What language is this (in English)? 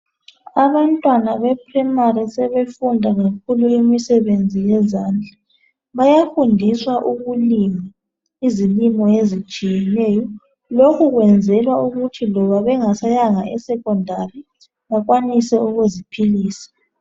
North Ndebele